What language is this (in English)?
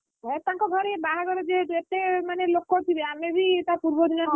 Odia